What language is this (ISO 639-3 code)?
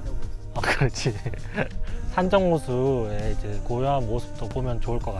kor